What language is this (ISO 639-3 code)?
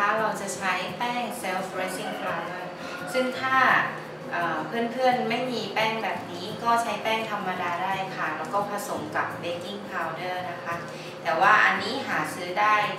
tha